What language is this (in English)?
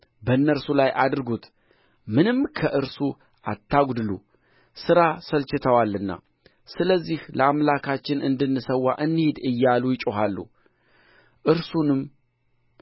Amharic